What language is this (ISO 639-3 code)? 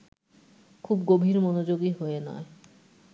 ben